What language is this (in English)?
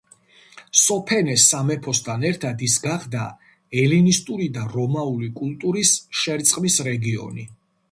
Georgian